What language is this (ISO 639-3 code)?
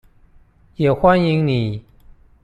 zho